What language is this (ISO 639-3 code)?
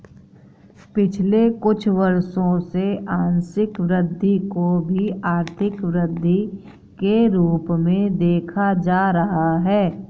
hin